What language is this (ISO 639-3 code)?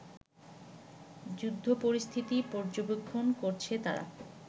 ben